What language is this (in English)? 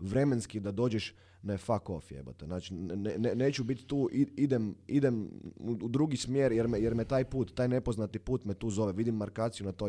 Croatian